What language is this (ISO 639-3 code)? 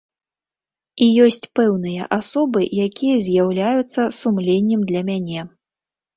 bel